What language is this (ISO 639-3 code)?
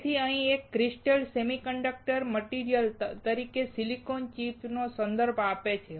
guj